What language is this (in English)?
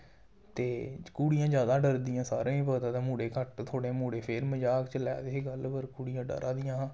Dogri